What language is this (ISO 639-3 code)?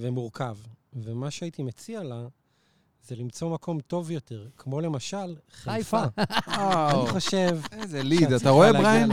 heb